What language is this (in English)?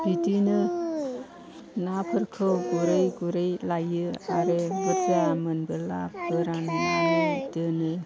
Bodo